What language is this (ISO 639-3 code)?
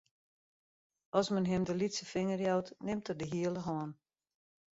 fry